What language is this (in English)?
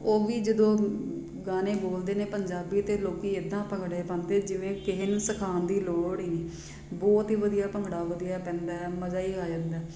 Punjabi